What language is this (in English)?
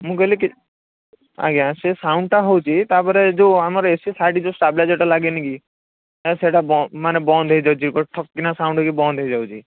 Odia